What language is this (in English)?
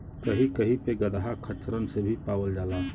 Bhojpuri